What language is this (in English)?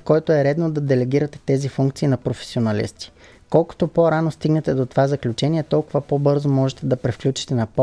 Bulgarian